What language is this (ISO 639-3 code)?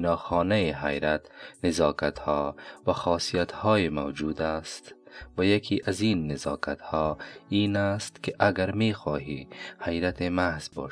fas